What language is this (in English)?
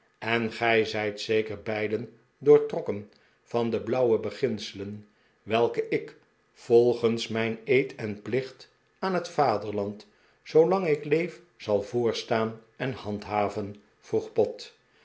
Dutch